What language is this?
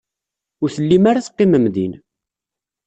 Kabyle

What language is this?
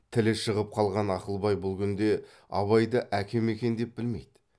Kazakh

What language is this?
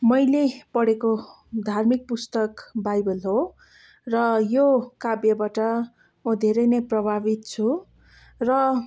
Nepali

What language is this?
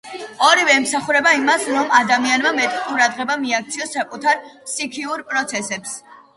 Georgian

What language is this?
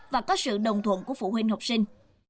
Vietnamese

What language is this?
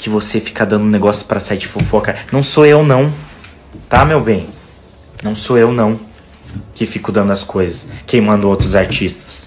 Portuguese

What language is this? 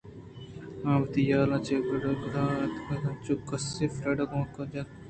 Eastern Balochi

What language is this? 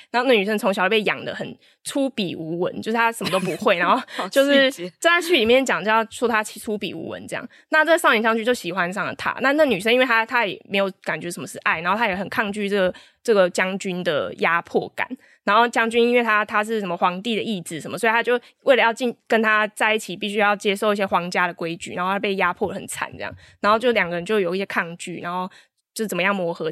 Chinese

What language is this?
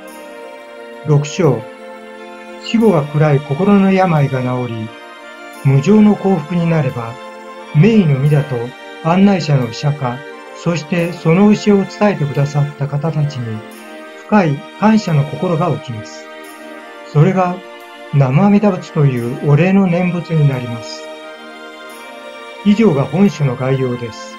Japanese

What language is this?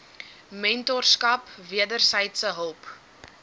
Afrikaans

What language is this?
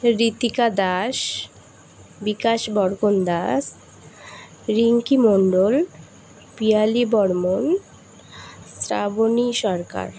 Bangla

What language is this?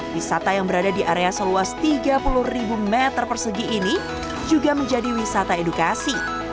Indonesian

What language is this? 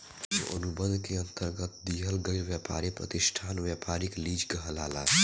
Bhojpuri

